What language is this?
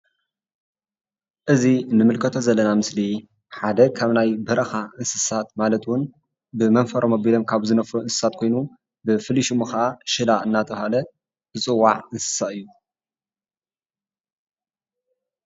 Tigrinya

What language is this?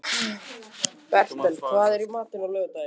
Icelandic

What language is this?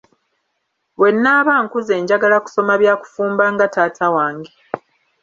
Ganda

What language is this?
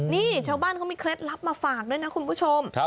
Thai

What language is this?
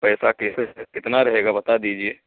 Urdu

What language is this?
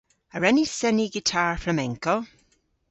Cornish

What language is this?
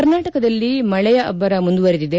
Kannada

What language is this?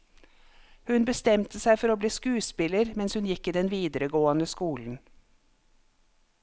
Norwegian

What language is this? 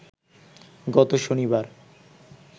Bangla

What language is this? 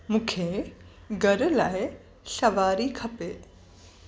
Sindhi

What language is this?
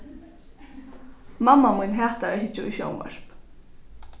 Faroese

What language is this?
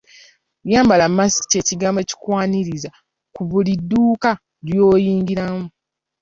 Ganda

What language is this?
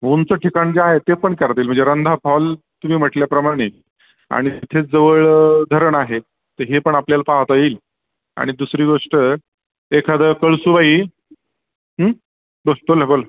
Marathi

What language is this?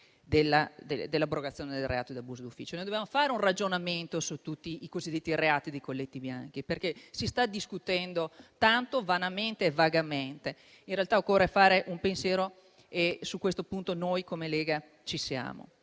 Italian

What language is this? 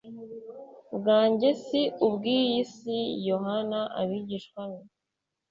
Kinyarwanda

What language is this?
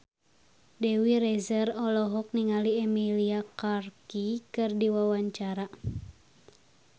Sundanese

